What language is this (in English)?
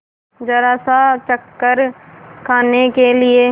Hindi